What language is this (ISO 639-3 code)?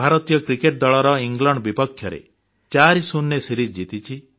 ori